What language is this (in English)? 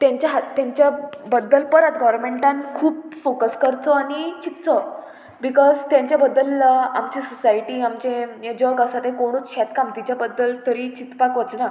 Konkani